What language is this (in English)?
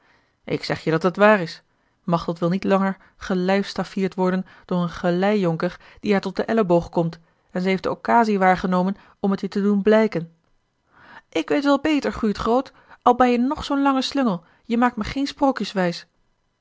Dutch